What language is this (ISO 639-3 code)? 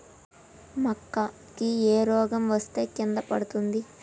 tel